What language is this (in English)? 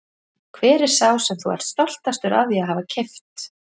Icelandic